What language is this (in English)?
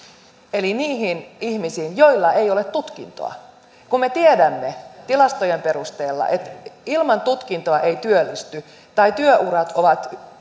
Finnish